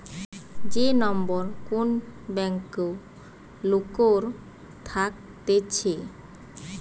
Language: Bangla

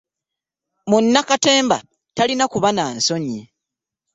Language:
Ganda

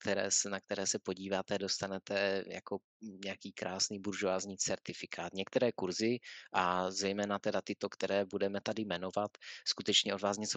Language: Czech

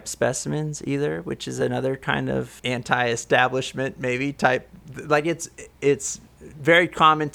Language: English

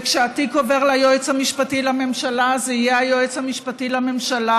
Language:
Hebrew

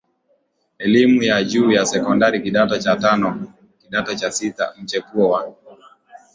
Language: Swahili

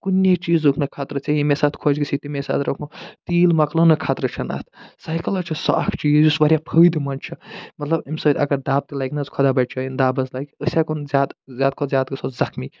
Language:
Kashmiri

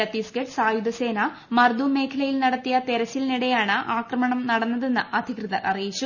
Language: Malayalam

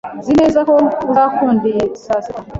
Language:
Kinyarwanda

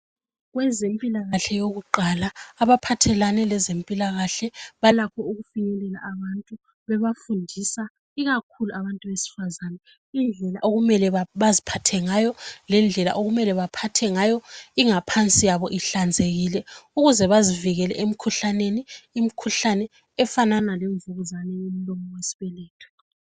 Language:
North Ndebele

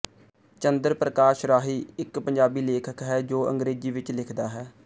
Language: Punjabi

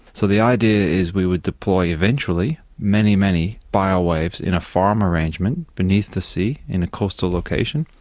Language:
English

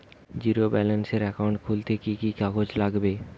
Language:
Bangla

